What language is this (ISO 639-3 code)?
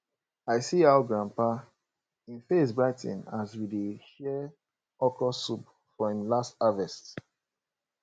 pcm